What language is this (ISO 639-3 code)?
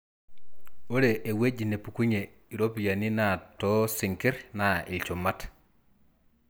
mas